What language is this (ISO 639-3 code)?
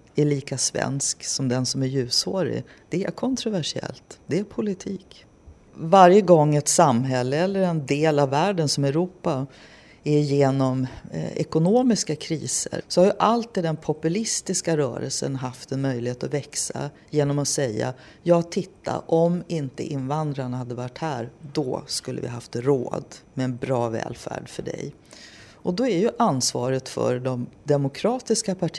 swe